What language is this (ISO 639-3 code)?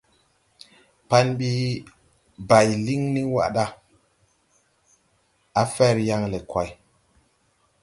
tui